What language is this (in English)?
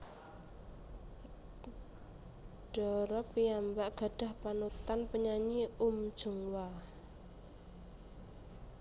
Javanese